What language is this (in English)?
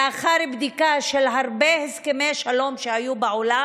Hebrew